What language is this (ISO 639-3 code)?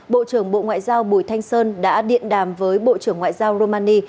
vie